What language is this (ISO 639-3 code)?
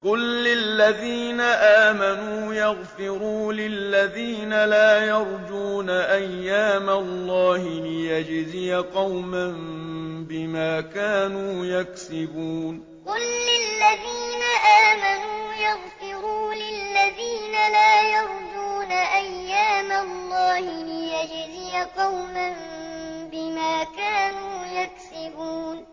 ara